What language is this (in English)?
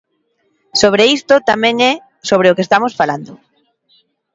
Galician